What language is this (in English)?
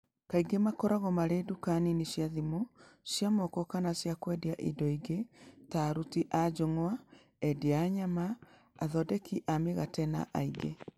Kikuyu